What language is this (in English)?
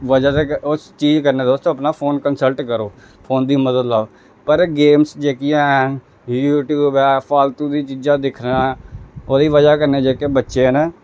Dogri